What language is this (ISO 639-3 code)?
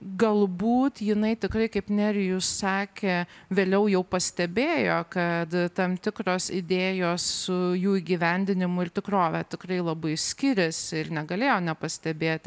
lit